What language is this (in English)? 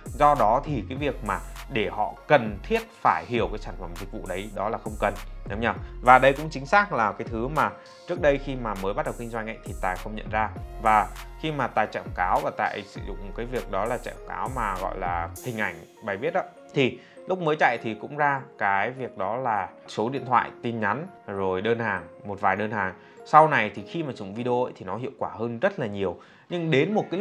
Vietnamese